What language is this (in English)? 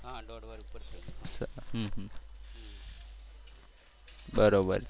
Gujarati